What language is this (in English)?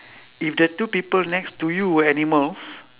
English